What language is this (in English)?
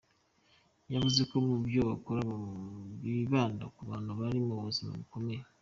Kinyarwanda